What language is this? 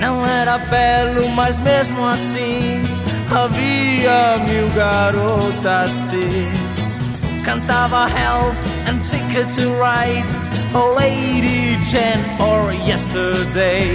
Portuguese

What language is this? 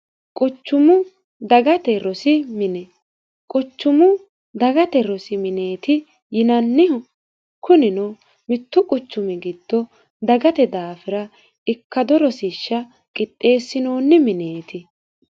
Sidamo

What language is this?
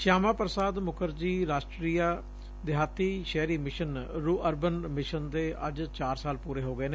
Punjabi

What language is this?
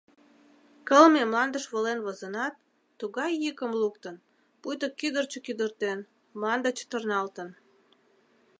Mari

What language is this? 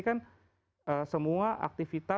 Indonesian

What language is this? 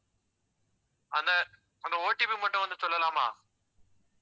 Tamil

